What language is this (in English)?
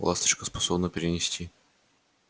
Russian